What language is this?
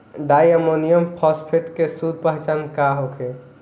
Bhojpuri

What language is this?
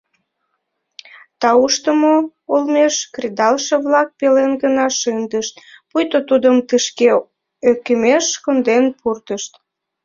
Mari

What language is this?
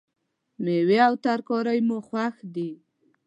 Pashto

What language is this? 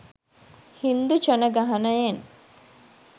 Sinhala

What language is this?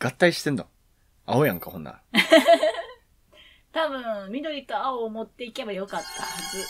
Japanese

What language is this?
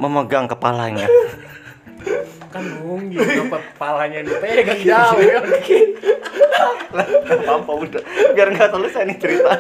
Indonesian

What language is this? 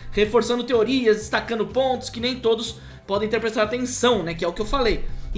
Portuguese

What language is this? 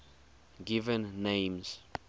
English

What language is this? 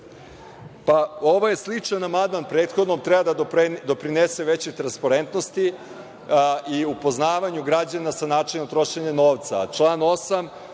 Serbian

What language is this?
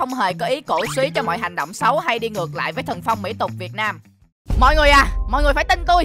Vietnamese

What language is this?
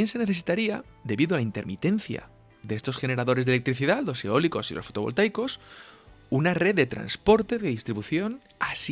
Spanish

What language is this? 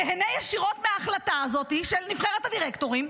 Hebrew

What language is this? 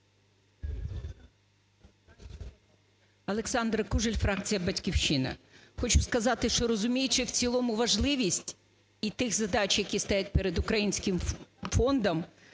Ukrainian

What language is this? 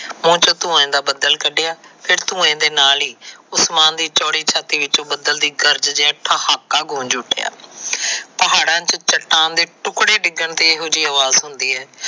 Punjabi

